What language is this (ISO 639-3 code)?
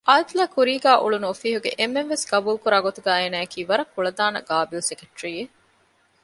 div